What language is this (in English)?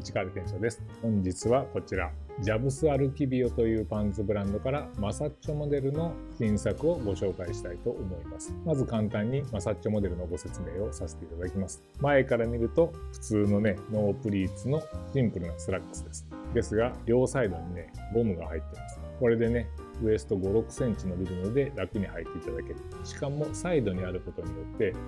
Japanese